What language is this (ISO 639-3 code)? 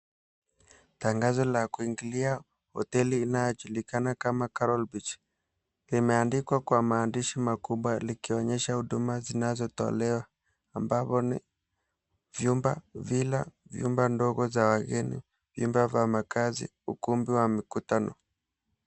swa